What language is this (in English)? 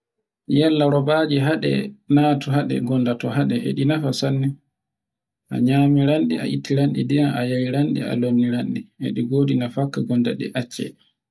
Borgu Fulfulde